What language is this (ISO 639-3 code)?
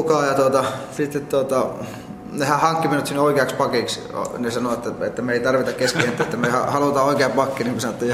fin